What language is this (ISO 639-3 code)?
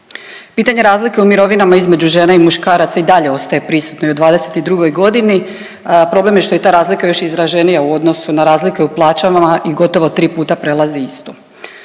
hrv